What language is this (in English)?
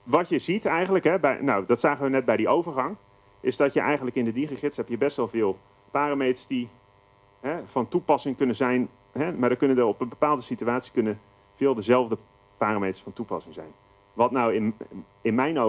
Dutch